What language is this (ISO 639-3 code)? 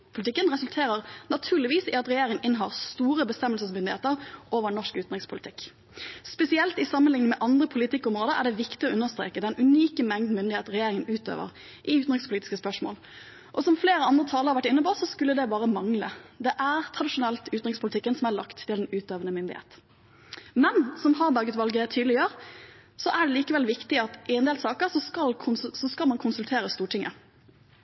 nob